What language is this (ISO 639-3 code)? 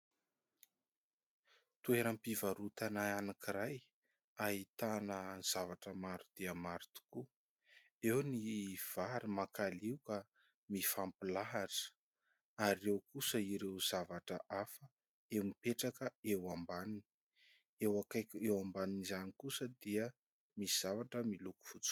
mlg